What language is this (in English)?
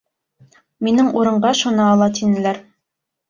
Bashkir